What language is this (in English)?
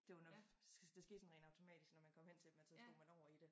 Danish